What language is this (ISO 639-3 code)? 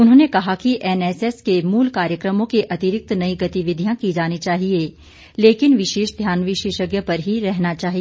hin